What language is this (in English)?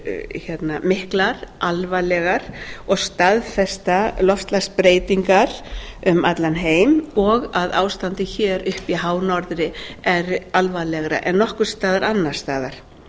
Icelandic